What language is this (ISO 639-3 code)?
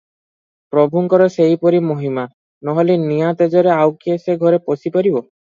ori